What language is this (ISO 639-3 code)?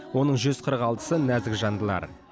kaz